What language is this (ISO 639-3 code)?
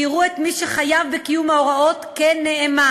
heb